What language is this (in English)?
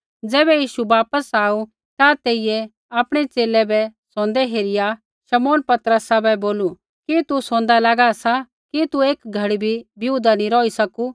Kullu Pahari